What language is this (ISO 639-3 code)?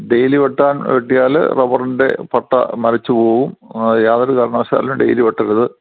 mal